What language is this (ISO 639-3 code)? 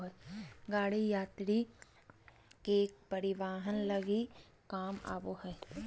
mag